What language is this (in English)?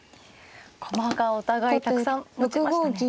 Japanese